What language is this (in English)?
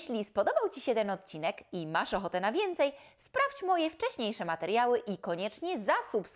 Polish